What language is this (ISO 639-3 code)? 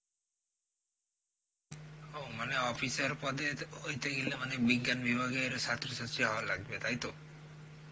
ben